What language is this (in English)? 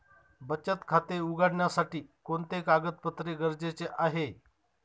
Marathi